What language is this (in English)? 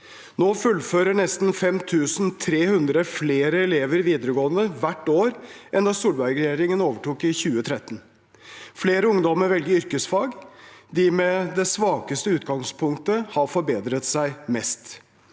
Norwegian